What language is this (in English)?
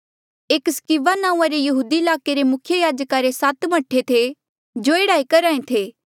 Mandeali